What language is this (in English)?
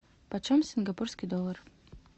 Russian